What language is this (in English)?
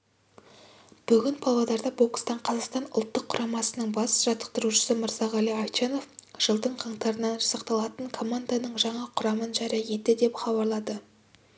Kazakh